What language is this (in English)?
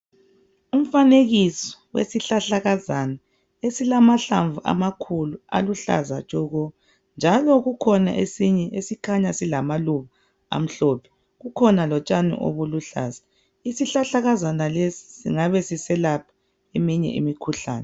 North Ndebele